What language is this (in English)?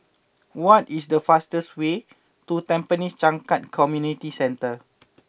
English